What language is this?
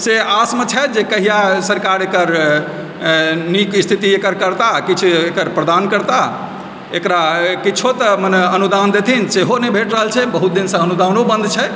Maithili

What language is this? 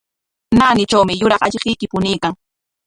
Corongo Ancash Quechua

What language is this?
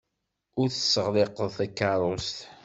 Kabyle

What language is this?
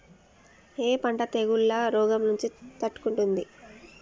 Telugu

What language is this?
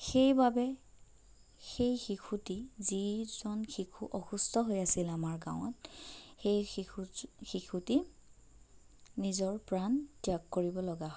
Assamese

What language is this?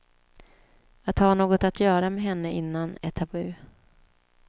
Swedish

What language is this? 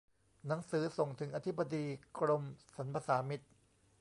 Thai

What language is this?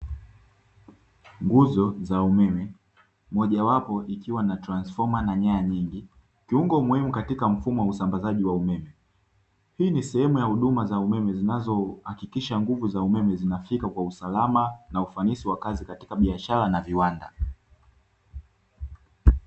Swahili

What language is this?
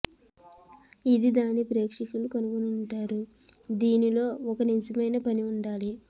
Telugu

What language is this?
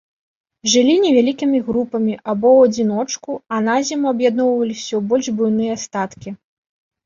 Belarusian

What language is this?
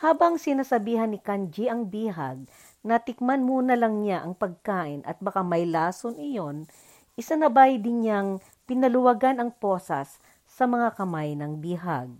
Filipino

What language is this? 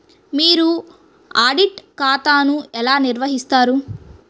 Telugu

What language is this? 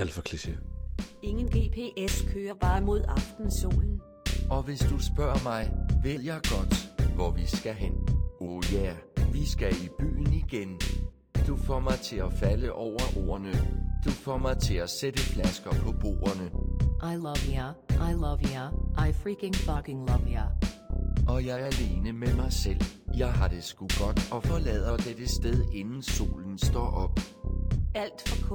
Danish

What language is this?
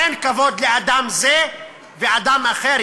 Hebrew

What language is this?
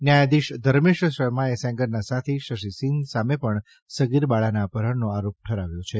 Gujarati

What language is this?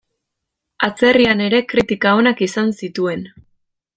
Basque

